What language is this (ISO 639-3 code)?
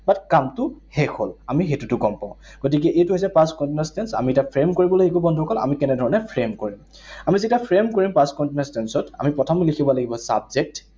asm